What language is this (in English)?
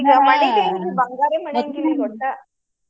Kannada